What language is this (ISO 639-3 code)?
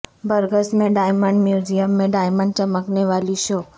urd